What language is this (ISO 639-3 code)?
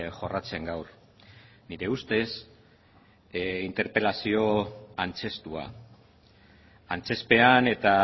eus